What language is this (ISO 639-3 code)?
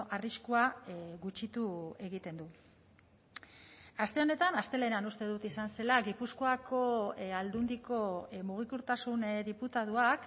eus